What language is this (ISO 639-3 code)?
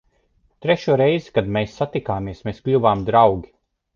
lav